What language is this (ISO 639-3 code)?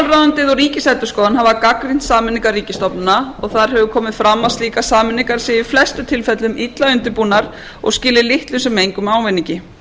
isl